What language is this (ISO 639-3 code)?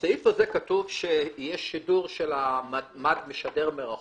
heb